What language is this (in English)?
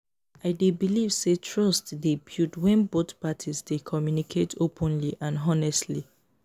Nigerian Pidgin